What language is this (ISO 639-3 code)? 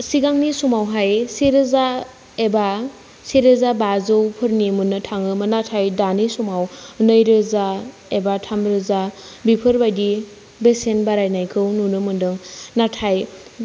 brx